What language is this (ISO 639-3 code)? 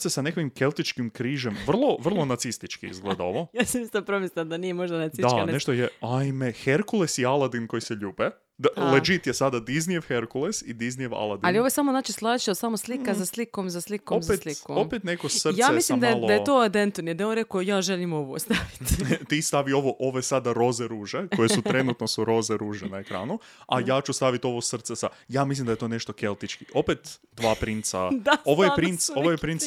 hrv